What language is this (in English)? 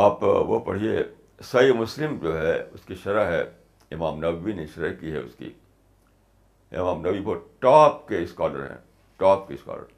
Urdu